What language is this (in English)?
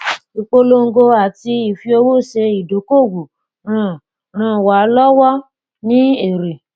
Yoruba